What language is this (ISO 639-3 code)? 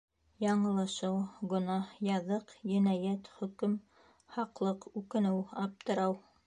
bak